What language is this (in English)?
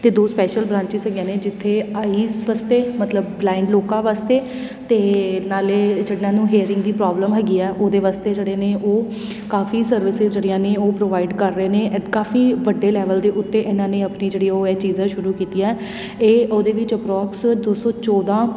Punjabi